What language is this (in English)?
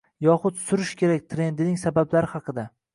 Uzbek